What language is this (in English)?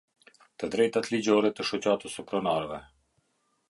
Albanian